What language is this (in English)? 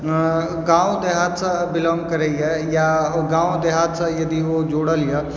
Maithili